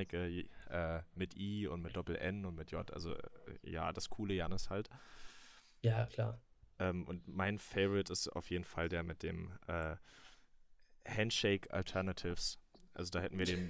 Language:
German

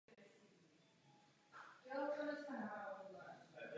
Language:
Czech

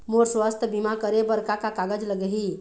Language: Chhattisgarhi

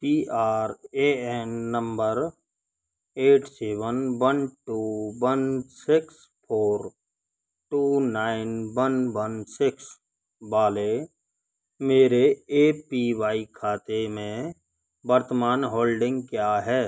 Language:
Hindi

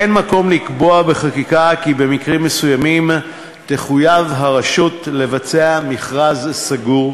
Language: Hebrew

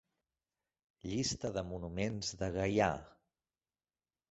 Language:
Catalan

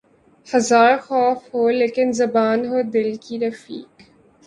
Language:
Urdu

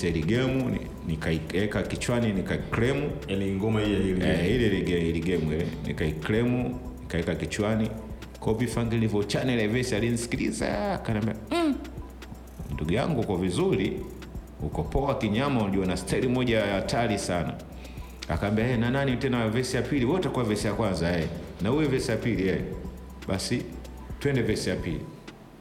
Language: Swahili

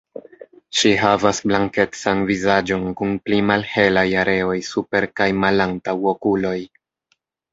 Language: Esperanto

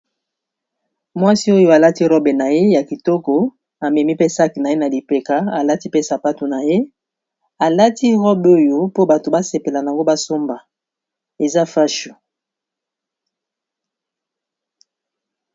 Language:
Lingala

